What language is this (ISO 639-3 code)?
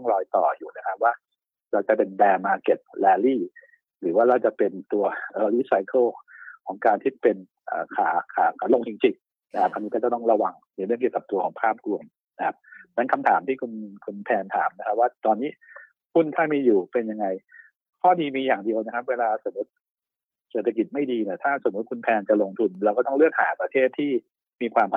tha